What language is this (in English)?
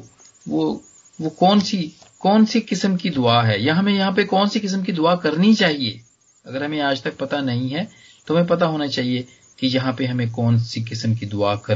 Hindi